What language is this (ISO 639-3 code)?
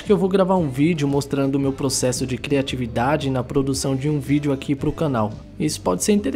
por